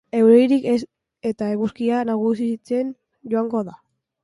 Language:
Basque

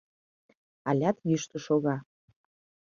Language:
Mari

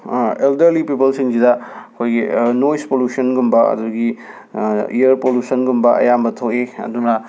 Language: Manipuri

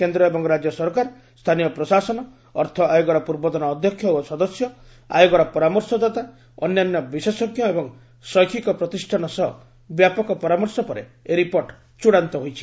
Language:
Odia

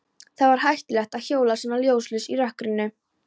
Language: Icelandic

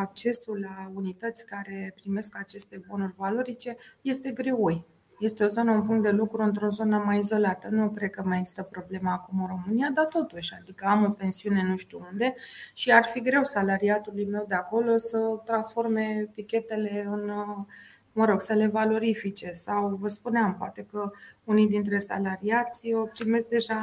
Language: Romanian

